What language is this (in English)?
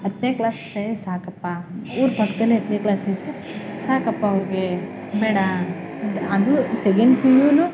Kannada